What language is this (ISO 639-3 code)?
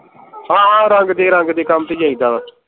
pan